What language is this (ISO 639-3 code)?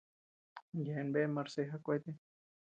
cux